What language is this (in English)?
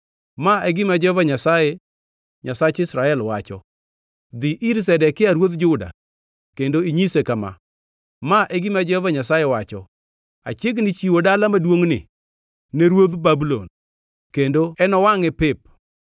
Luo (Kenya and Tanzania)